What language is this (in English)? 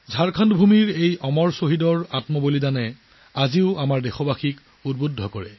Assamese